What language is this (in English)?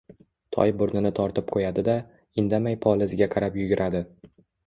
Uzbek